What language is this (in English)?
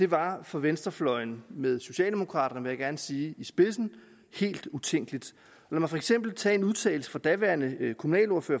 Danish